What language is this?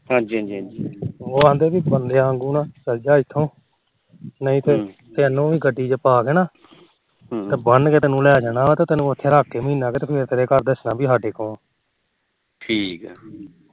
Punjabi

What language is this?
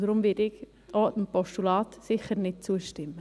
Swiss German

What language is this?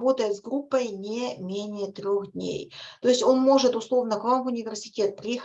Russian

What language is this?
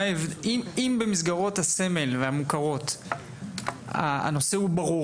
Hebrew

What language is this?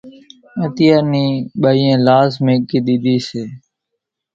Kachi Koli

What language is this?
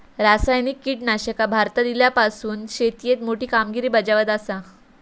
Marathi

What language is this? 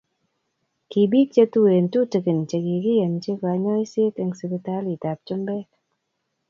Kalenjin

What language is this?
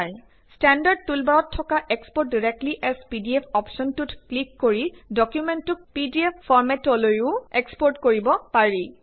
Assamese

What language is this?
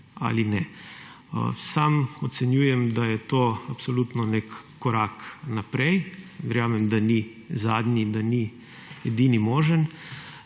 Slovenian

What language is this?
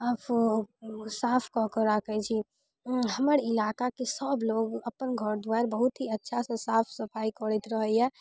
Maithili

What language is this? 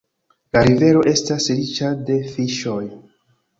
Esperanto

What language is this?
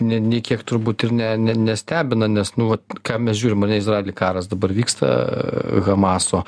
Lithuanian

